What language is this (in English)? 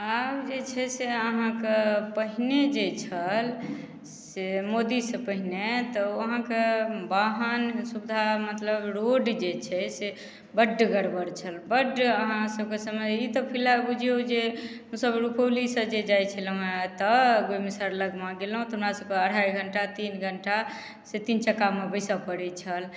Maithili